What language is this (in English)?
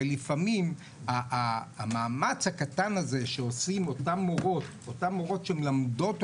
Hebrew